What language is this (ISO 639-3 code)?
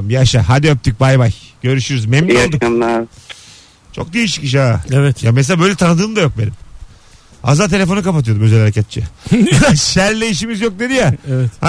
tur